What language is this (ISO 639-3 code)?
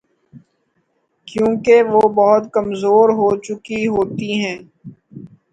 urd